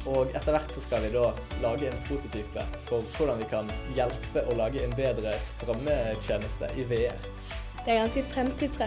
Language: Norwegian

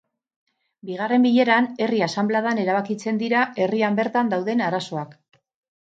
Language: Basque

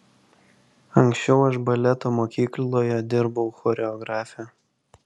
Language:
Lithuanian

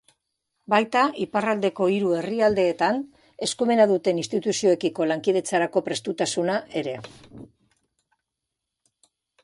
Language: Basque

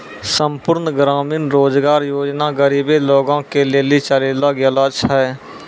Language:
Maithili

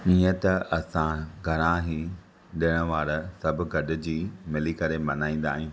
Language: Sindhi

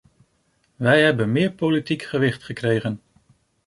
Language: Dutch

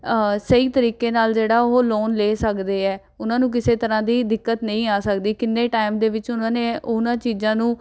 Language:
Punjabi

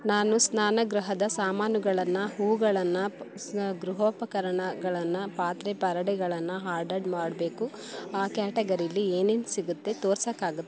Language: Kannada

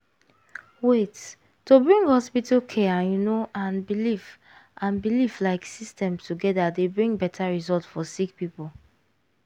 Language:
Nigerian Pidgin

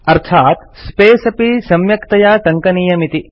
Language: Sanskrit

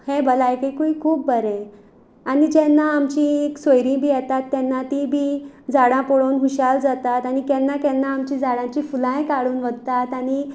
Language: Konkani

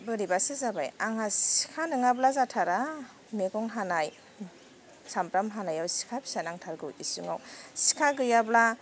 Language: Bodo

